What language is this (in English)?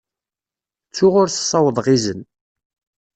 Kabyle